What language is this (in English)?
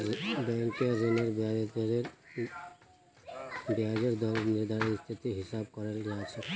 Magahi